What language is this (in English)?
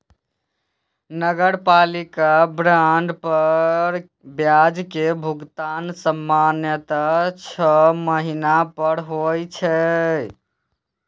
Maithili